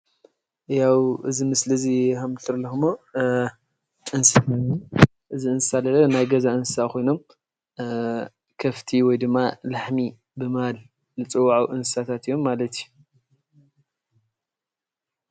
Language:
Tigrinya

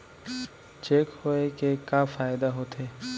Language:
Chhattisgarhi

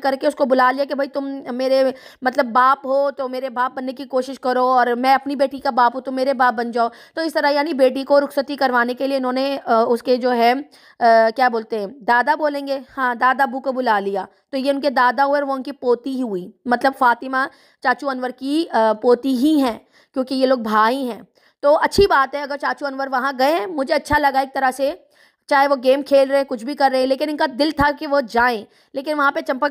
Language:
Hindi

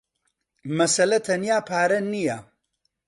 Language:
Central Kurdish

